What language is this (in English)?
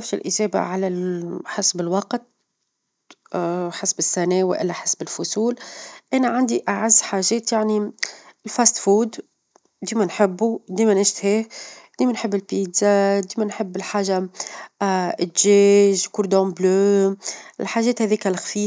Tunisian Arabic